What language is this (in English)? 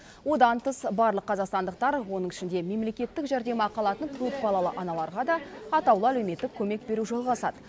Kazakh